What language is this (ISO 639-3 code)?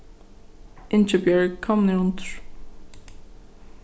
fao